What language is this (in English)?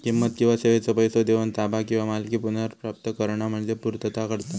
Marathi